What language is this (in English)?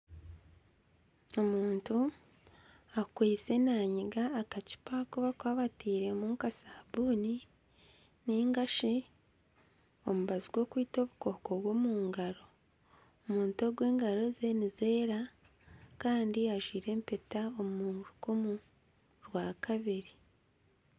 Nyankole